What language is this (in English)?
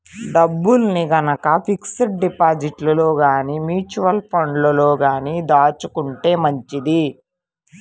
Telugu